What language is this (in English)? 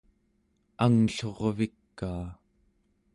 Central Yupik